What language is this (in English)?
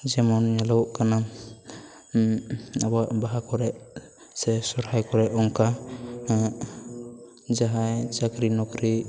Santali